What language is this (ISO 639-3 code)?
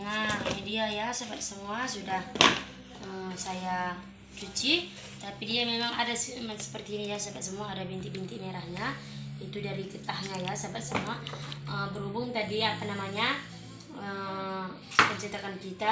ind